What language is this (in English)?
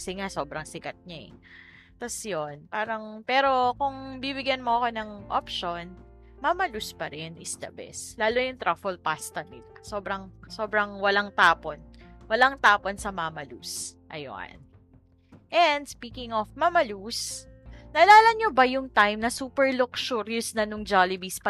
Filipino